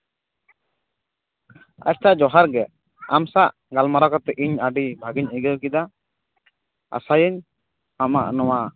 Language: Santali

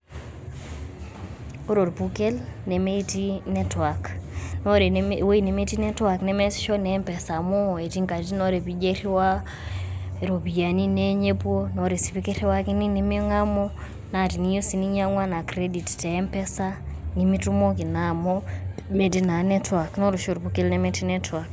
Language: Masai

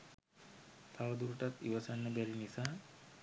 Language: Sinhala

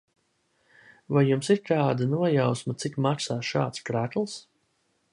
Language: Latvian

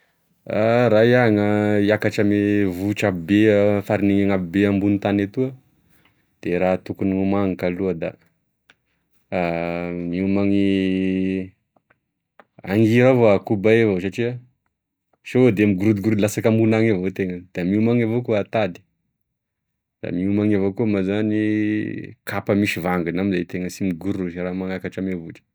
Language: Tesaka Malagasy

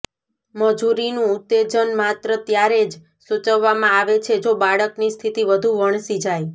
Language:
Gujarati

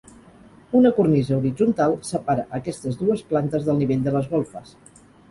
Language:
Catalan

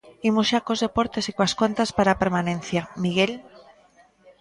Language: Galician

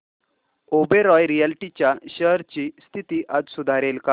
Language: Marathi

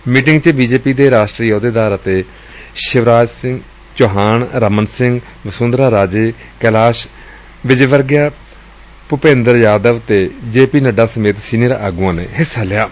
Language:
Punjabi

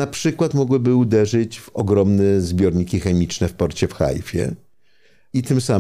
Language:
Polish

